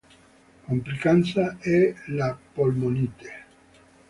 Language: Italian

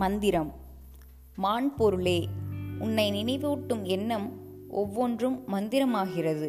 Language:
Tamil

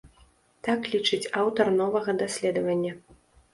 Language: Belarusian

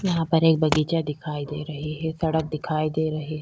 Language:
Hindi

